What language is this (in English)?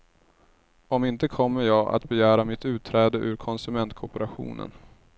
Swedish